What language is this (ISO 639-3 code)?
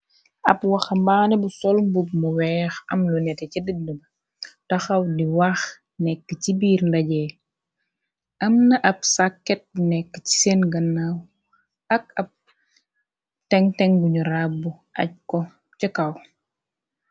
wol